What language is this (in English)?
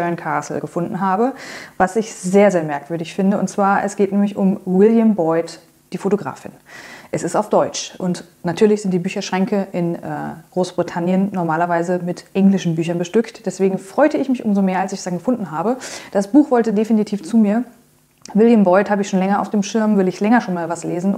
German